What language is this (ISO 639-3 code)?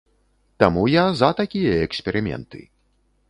bel